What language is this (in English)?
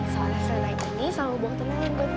Indonesian